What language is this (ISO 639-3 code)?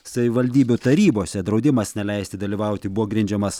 lit